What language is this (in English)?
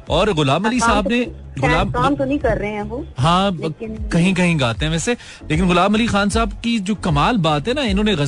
Hindi